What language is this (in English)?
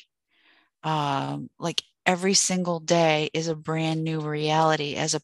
English